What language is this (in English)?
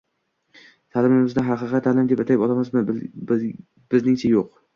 Uzbek